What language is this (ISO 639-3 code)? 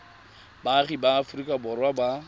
tsn